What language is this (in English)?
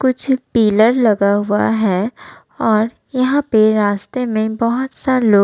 Hindi